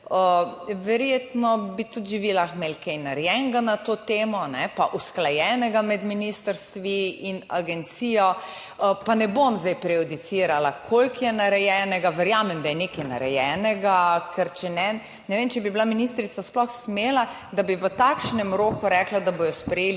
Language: Slovenian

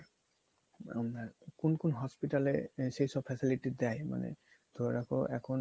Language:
Bangla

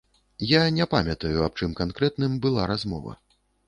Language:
Belarusian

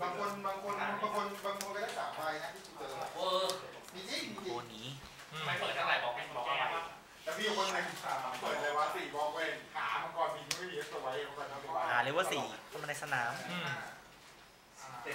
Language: Thai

